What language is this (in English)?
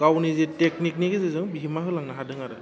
Bodo